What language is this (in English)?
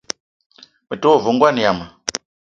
Eton (Cameroon)